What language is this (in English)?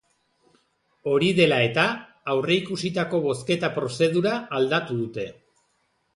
Basque